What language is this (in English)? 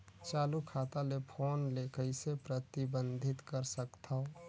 Chhattisgarhi